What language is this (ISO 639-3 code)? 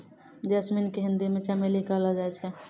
mai